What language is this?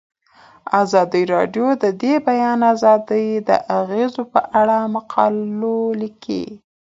Pashto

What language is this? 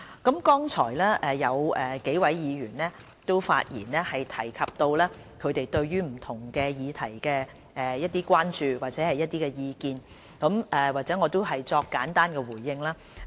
Cantonese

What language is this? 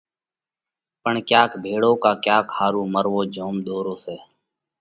Parkari Koli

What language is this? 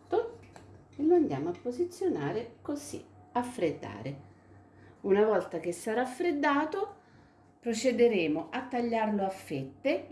Italian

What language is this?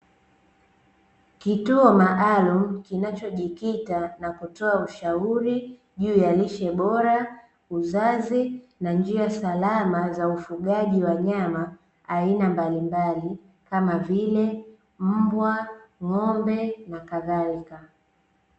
Swahili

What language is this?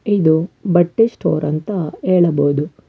Kannada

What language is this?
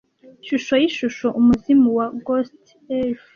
Kinyarwanda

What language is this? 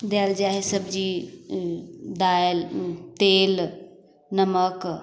Maithili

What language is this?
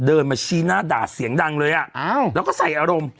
Thai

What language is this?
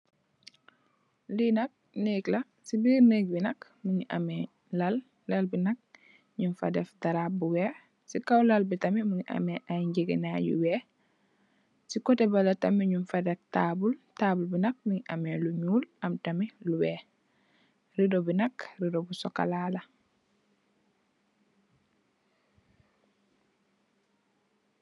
Wolof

